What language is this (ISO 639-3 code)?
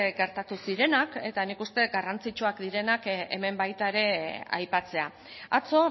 eus